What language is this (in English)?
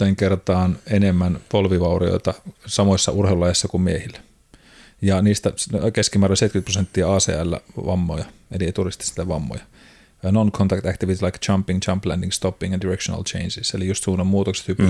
Finnish